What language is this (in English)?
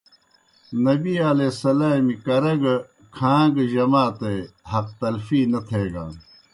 Kohistani Shina